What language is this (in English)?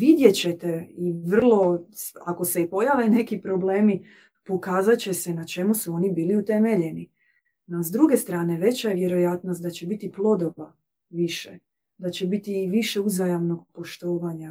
Croatian